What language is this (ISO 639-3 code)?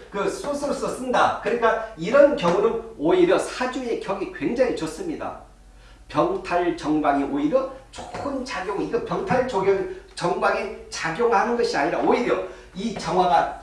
kor